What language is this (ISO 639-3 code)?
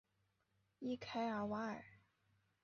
zho